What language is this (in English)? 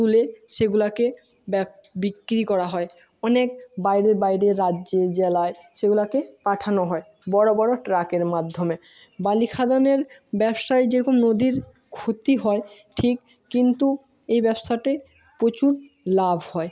Bangla